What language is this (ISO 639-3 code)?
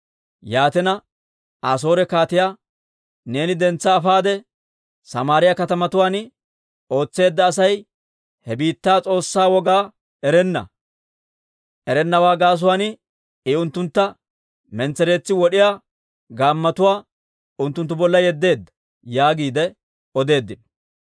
dwr